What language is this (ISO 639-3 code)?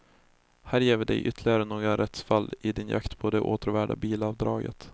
swe